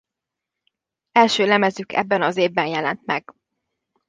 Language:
Hungarian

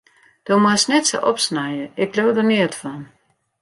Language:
Western Frisian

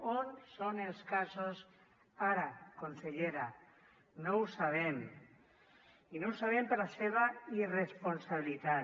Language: Catalan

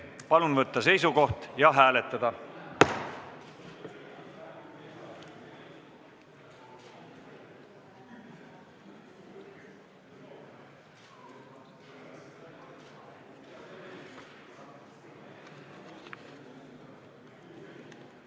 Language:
Estonian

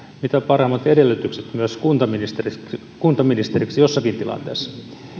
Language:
Finnish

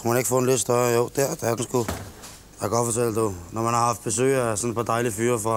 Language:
Danish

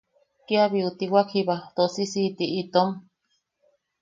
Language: Yaqui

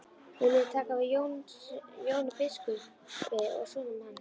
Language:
Icelandic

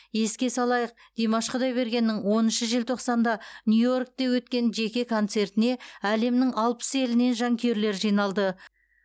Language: Kazakh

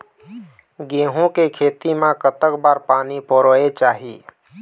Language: Chhattisgarhi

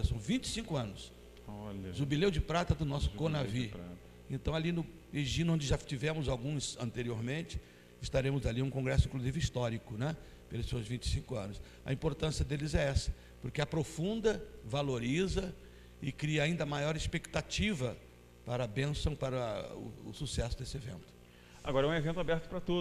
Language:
Portuguese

